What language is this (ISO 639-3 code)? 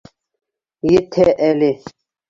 bak